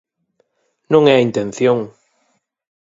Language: Galician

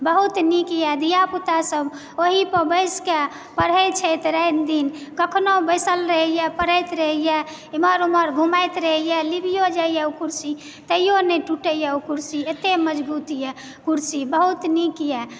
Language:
Maithili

